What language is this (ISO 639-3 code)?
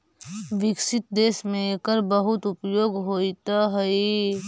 mag